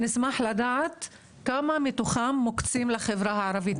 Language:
Hebrew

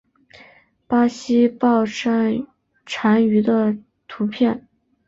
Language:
Chinese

